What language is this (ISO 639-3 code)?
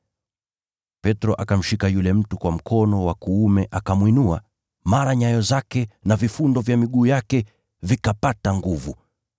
swa